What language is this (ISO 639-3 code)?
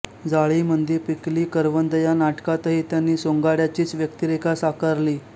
mar